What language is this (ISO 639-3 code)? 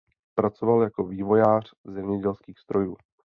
ces